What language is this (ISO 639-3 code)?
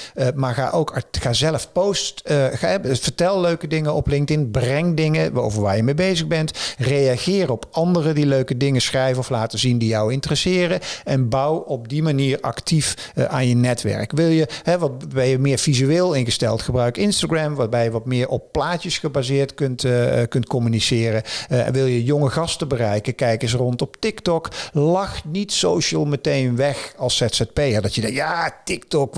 nld